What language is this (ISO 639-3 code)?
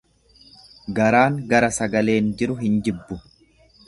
orm